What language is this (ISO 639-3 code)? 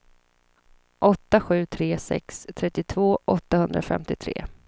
swe